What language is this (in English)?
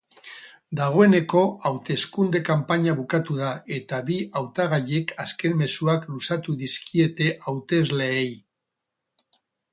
Basque